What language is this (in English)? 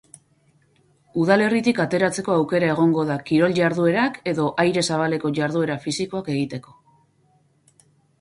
Basque